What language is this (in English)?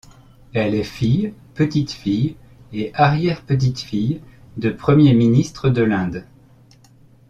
French